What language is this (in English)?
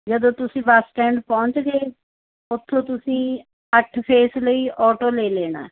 Punjabi